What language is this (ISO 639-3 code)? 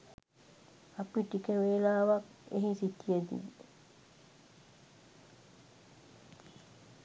sin